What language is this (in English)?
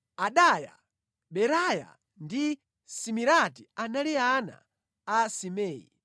Nyanja